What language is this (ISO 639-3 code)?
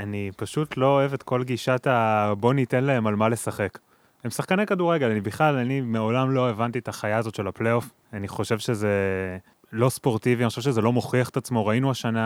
heb